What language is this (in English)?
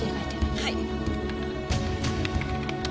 Japanese